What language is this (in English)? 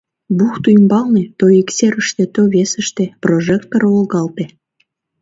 Mari